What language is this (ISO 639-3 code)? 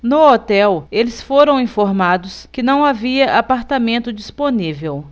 por